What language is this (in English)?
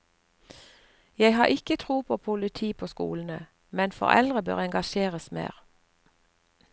Norwegian